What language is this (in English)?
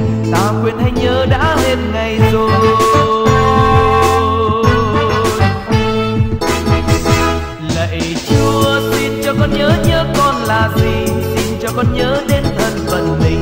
Vietnamese